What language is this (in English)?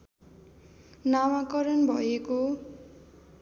Nepali